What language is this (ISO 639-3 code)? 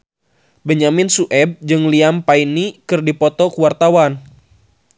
sun